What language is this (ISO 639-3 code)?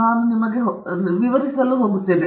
kan